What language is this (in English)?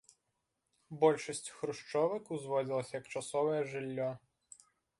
Belarusian